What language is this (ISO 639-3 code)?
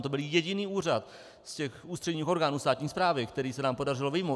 ces